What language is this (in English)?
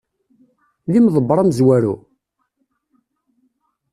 Kabyle